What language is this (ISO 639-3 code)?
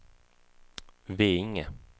swe